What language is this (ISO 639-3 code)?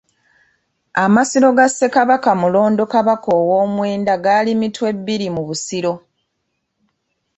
lug